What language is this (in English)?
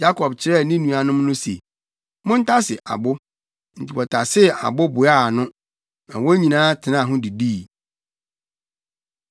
Akan